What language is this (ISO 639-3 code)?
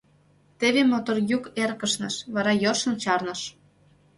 chm